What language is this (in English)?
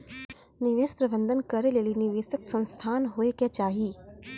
Maithili